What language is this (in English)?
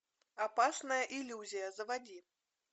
Russian